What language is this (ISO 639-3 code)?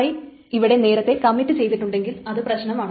mal